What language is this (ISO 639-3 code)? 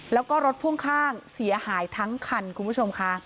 tha